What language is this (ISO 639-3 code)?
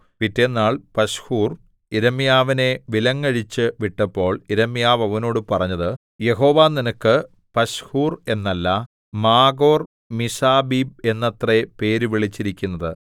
mal